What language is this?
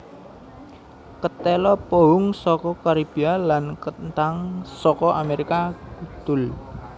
Javanese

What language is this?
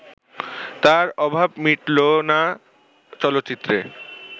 Bangla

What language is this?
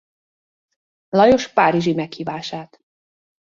Hungarian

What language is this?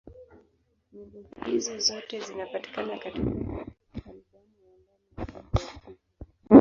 Swahili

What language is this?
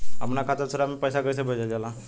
Bhojpuri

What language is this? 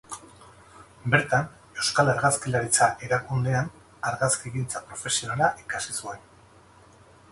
Basque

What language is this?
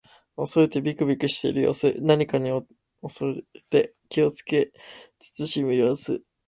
Japanese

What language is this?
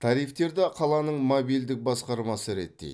Kazakh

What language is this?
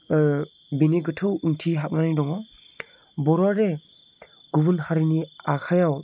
Bodo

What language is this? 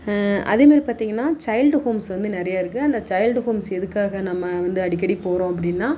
Tamil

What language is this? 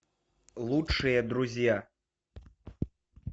Russian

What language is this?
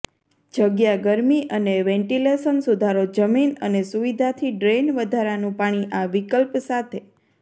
Gujarati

